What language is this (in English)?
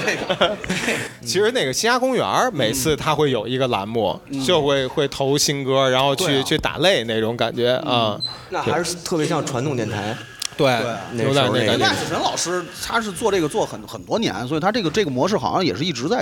Chinese